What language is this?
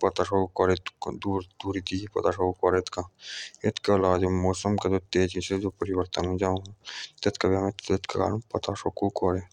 Jaunsari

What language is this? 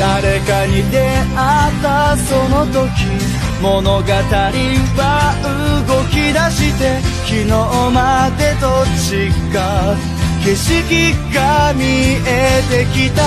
Japanese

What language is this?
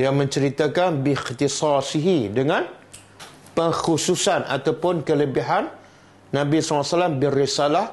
Malay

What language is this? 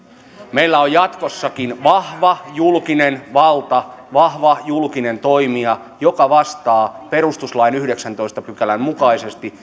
Finnish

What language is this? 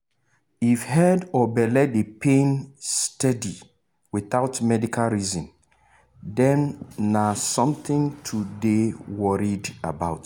Nigerian Pidgin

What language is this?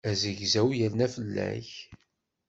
Kabyle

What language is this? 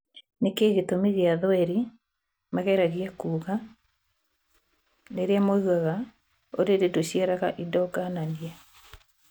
Kikuyu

